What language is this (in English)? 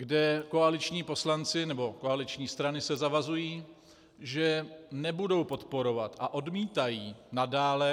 Czech